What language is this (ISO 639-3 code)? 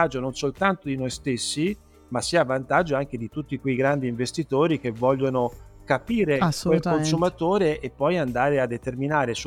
ita